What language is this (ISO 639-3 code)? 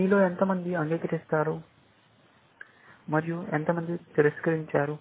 tel